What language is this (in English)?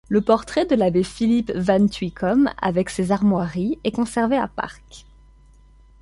French